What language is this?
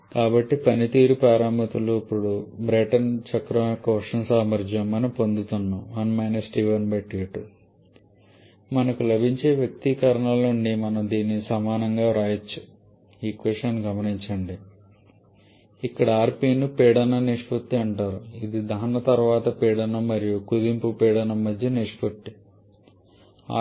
Telugu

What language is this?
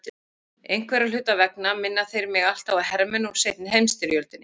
Icelandic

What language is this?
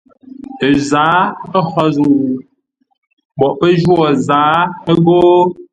Ngombale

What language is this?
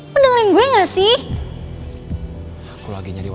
Indonesian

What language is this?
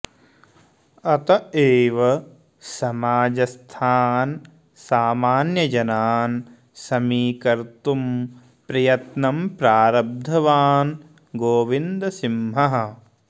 Sanskrit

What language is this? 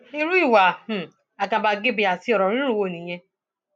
Yoruba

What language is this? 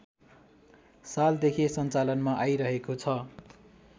Nepali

